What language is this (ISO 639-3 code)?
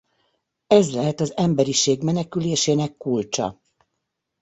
hun